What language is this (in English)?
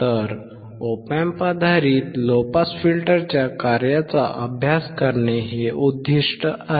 Marathi